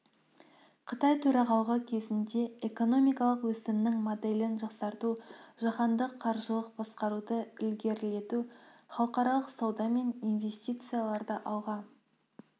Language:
Kazakh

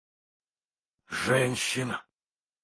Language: Russian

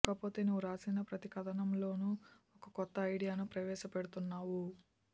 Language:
Telugu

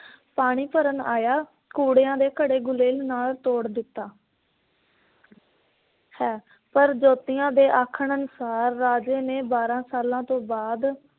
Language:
Punjabi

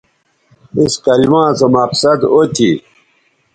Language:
Bateri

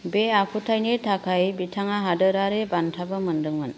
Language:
Bodo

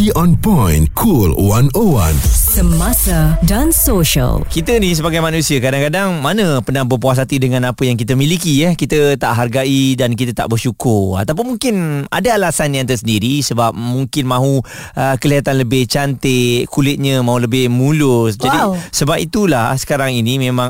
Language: Malay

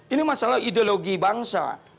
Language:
Indonesian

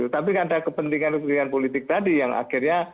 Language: Indonesian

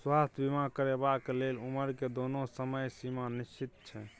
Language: Maithili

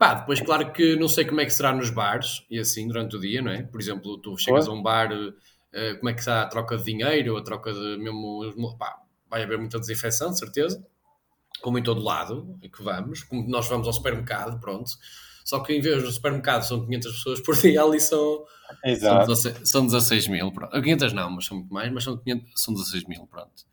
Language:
Portuguese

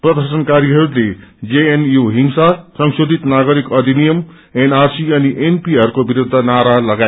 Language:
Nepali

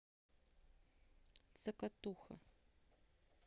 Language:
Russian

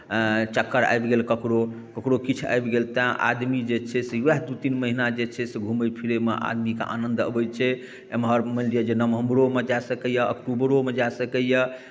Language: Maithili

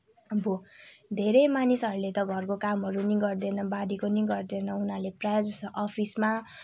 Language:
Nepali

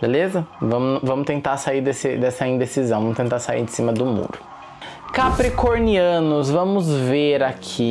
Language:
Portuguese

